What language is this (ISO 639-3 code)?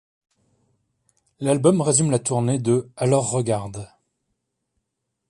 fra